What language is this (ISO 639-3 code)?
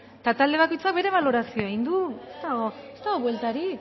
eus